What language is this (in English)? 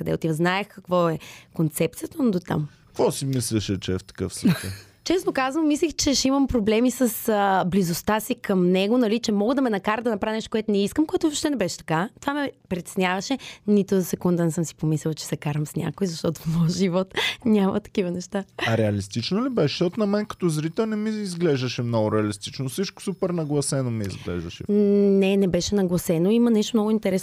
Bulgarian